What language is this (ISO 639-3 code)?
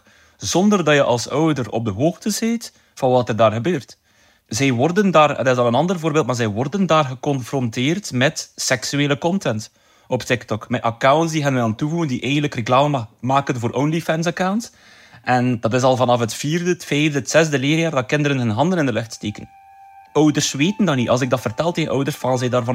nld